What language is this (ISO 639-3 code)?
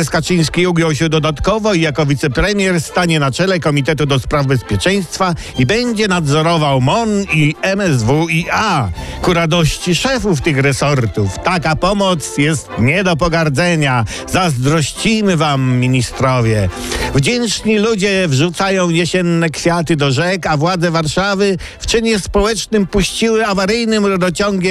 pol